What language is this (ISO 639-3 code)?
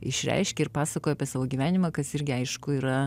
lit